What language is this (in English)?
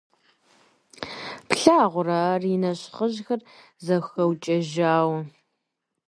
Kabardian